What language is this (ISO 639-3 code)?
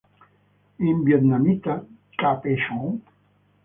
ita